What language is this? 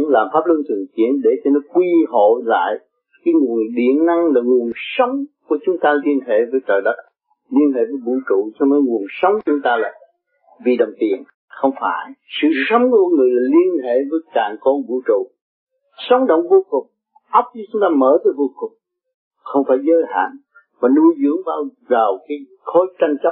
Vietnamese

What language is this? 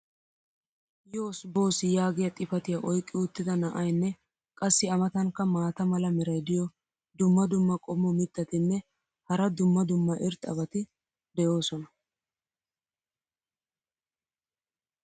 Wolaytta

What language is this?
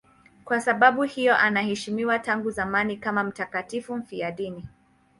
Swahili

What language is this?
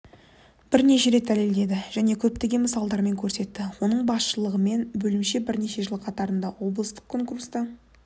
Kazakh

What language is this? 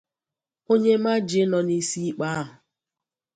Igbo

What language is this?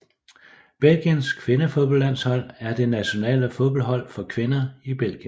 Danish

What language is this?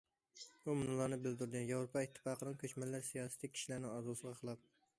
Uyghur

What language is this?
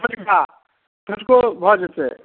Maithili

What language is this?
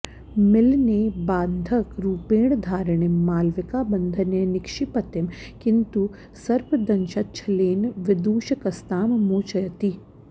Sanskrit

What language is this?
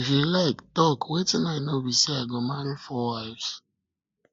Nigerian Pidgin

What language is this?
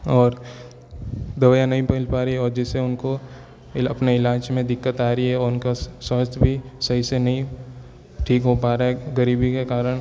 Hindi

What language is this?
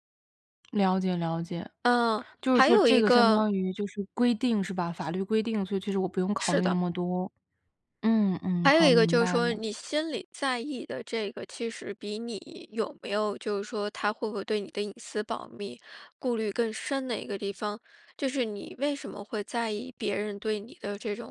Chinese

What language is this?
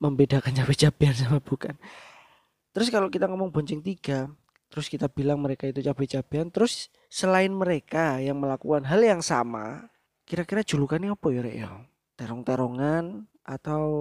Indonesian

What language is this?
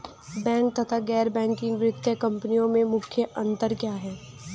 Hindi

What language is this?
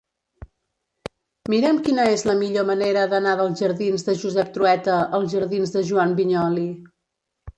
Catalan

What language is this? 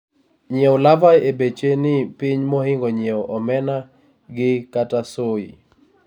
Luo (Kenya and Tanzania)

